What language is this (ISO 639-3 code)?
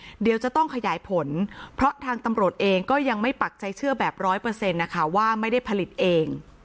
tha